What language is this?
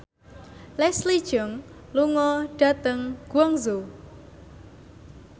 Javanese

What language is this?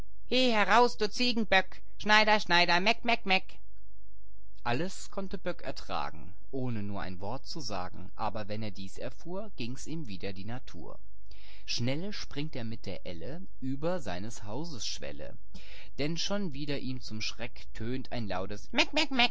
German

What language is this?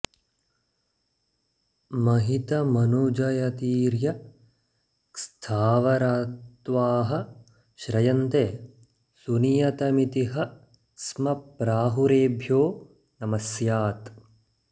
Sanskrit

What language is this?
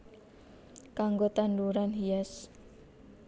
Javanese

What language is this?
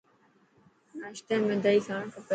Dhatki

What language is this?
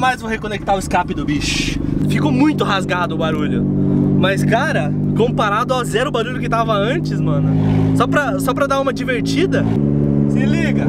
Portuguese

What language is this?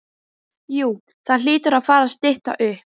Icelandic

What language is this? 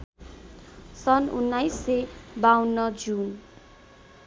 Nepali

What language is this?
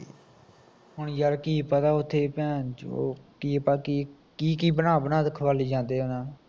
Punjabi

